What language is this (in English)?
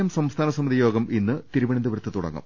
Malayalam